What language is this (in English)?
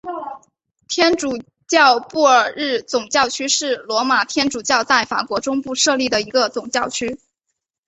Chinese